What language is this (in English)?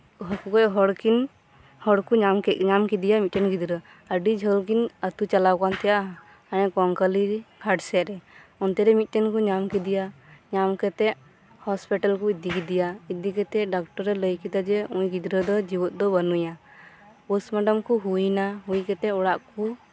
Santali